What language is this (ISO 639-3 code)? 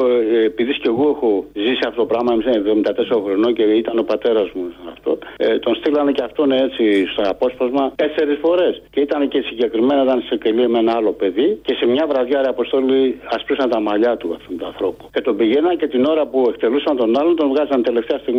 ell